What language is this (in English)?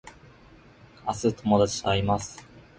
Japanese